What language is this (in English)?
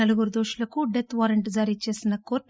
Telugu